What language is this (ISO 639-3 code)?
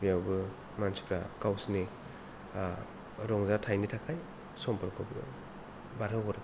brx